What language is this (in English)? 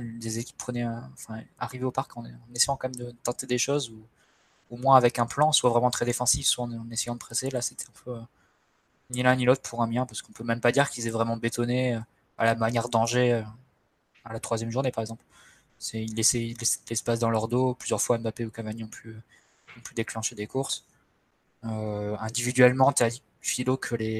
French